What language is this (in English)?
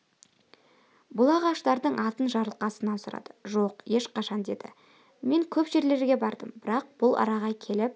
Kazakh